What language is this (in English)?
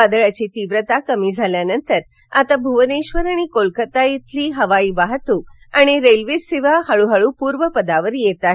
Marathi